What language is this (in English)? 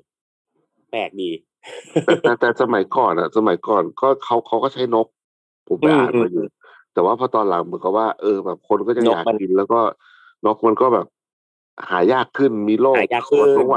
Thai